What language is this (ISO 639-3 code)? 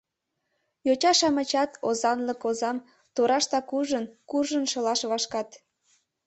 chm